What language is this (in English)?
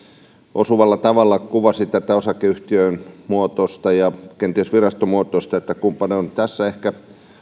Finnish